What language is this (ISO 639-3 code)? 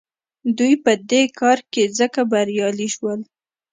pus